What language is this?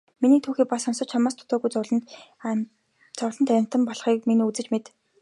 Mongolian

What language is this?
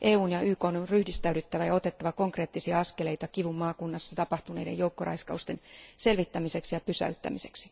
Finnish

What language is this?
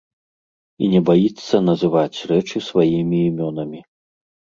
Belarusian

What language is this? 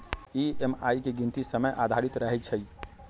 Magahi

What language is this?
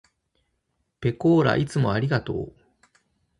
Japanese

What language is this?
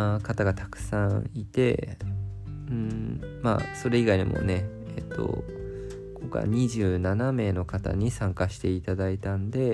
Japanese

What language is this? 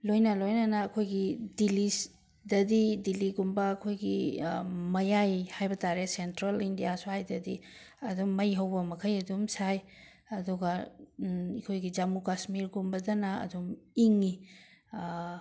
Manipuri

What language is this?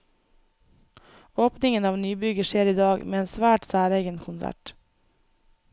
Norwegian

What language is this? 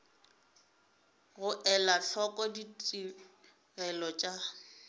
Northern Sotho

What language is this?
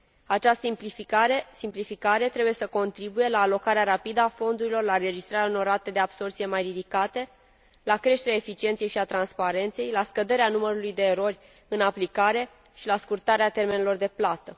Romanian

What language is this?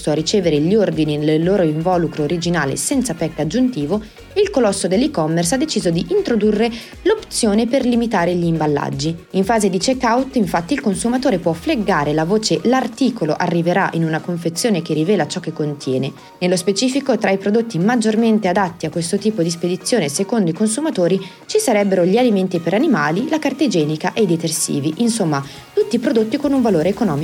Italian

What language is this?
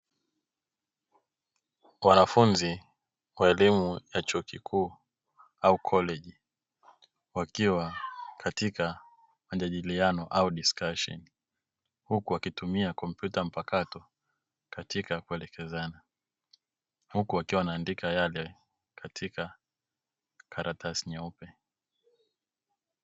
Swahili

